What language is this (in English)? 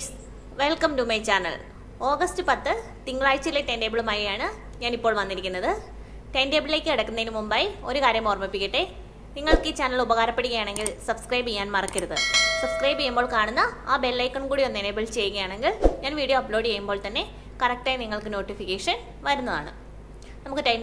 Hindi